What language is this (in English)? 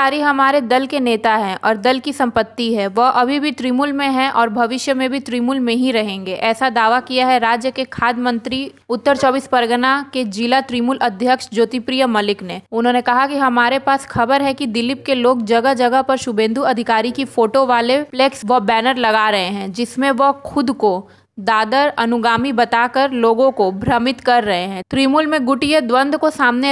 Hindi